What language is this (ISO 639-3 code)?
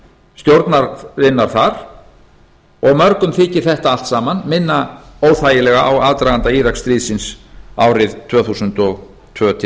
isl